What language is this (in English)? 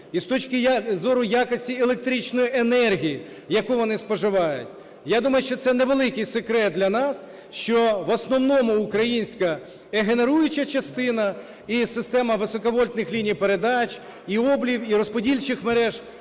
Ukrainian